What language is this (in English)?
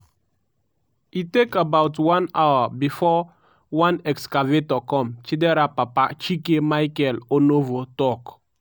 Nigerian Pidgin